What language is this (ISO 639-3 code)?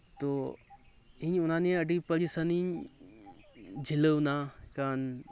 sat